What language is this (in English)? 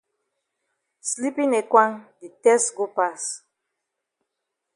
Cameroon Pidgin